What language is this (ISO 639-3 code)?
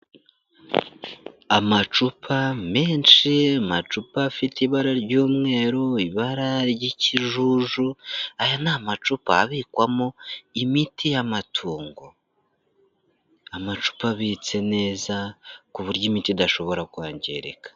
kin